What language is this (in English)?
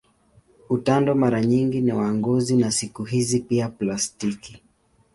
Swahili